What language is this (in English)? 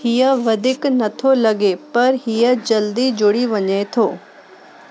Sindhi